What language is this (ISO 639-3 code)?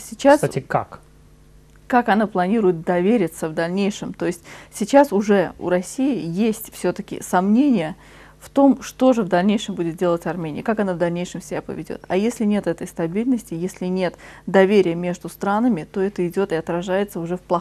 rus